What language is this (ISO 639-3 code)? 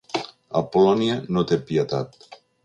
cat